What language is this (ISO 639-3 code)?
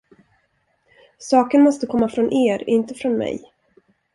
swe